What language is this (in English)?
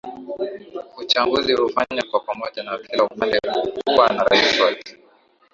Swahili